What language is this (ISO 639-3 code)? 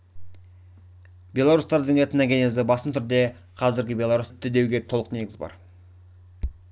kaz